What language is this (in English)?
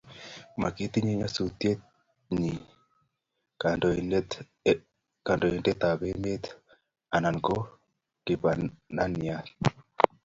Kalenjin